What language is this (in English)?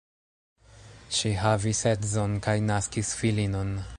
Esperanto